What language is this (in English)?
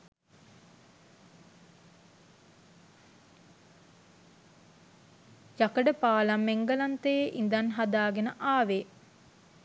Sinhala